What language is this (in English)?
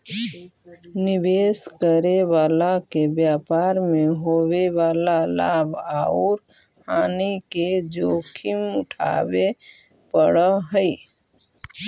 Magahi